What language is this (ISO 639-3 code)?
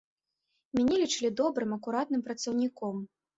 bel